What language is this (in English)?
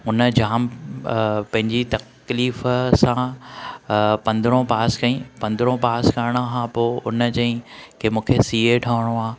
Sindhi